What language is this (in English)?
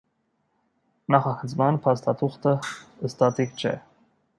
Armenian